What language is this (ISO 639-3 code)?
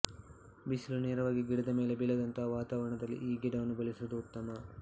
kan